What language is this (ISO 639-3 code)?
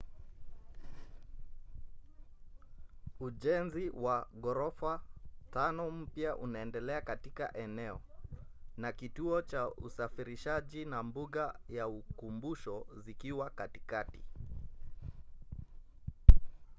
swa